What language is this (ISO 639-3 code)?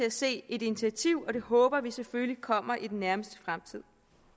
dan